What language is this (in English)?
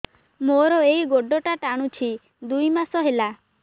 Odia